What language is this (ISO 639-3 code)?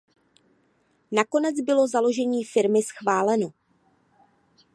ces